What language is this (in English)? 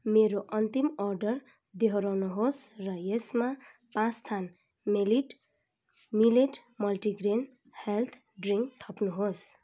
Nepali